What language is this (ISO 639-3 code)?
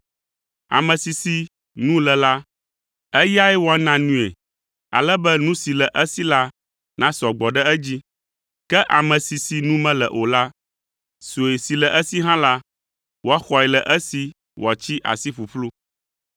ewe